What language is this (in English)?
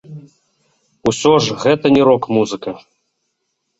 Belarusian